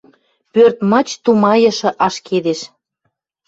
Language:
Western Mari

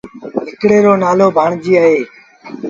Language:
Sindhi Bhil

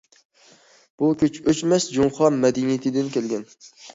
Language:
Uyghur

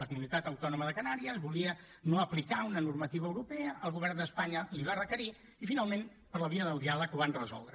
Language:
Catalan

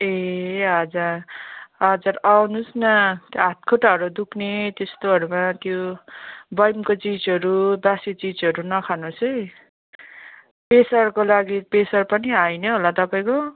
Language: Nepali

